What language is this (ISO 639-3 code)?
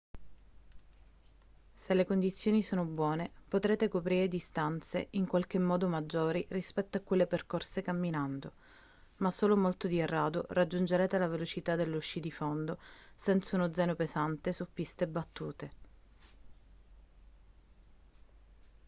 ita